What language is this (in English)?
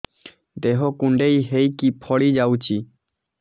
Odia